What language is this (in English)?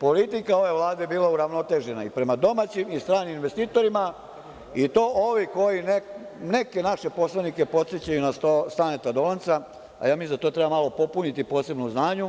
Serbian